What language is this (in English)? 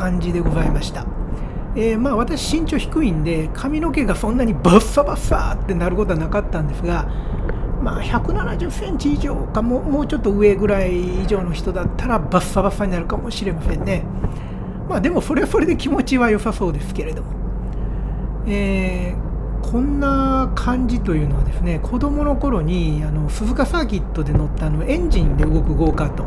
Japanese